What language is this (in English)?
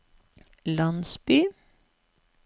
Norwegian